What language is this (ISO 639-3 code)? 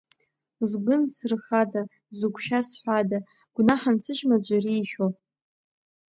abk